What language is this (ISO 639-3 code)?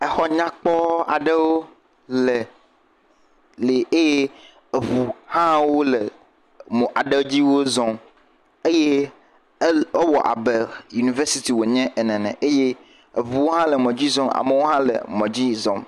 ewe